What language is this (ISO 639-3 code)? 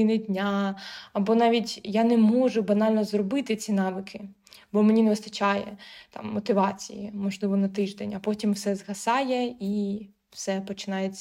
ukr